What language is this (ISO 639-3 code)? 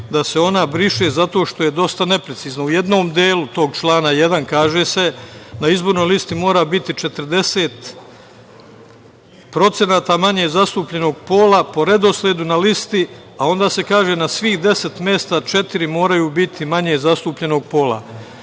srp